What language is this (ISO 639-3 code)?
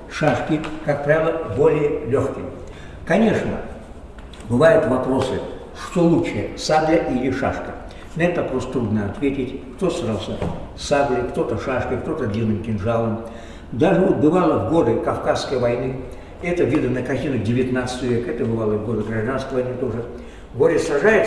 rus